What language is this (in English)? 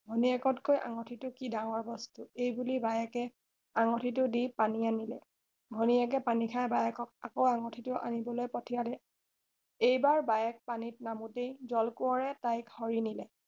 Assamese